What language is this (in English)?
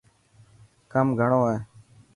Dhatki